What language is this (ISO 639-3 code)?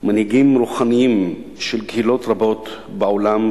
heb